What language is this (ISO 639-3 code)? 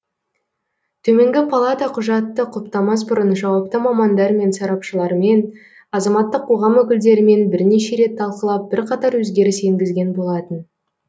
kaz